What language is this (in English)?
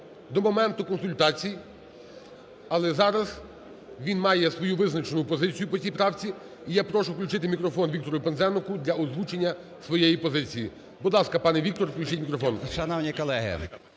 Ukrainian